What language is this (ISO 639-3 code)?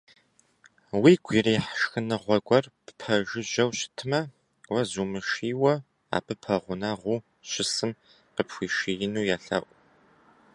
kbd